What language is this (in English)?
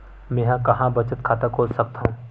Chhattisgarhi